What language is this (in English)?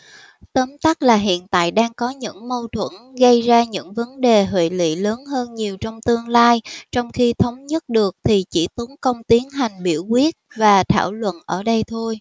Vietnamese